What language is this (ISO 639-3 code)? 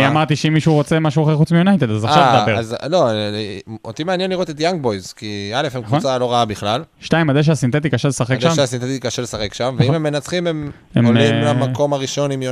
heb